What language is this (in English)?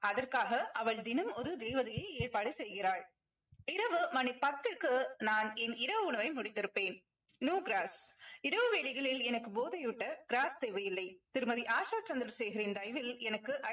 Tamil